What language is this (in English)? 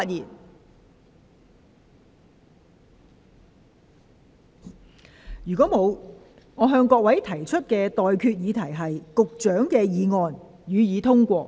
Cantonese